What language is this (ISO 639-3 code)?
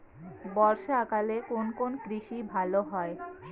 ben